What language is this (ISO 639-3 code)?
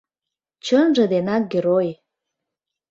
chm